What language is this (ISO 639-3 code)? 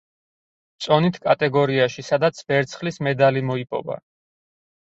kat